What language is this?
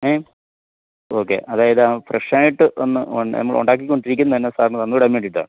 Malayalam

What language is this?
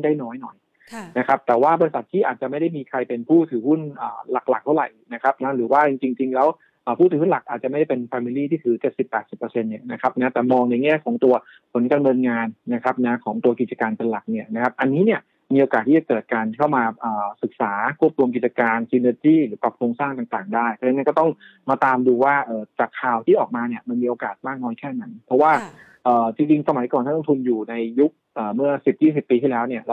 Thai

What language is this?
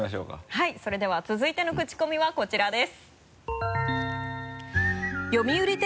Japanese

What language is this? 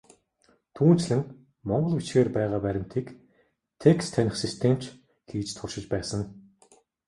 Mongolian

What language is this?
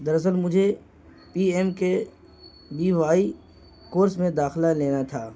Urdu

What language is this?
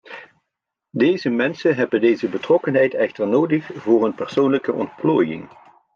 Dutch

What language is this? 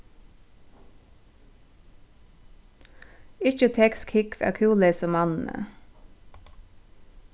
Faroese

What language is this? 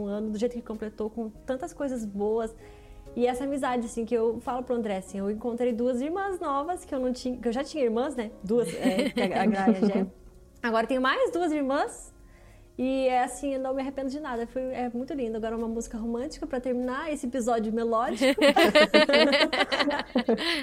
Portuguese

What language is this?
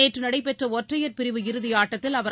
Tamil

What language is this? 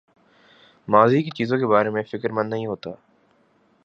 Urdu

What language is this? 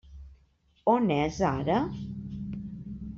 Catalan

